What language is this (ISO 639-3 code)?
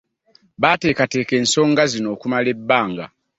lug